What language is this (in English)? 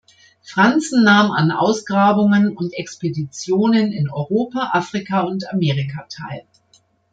German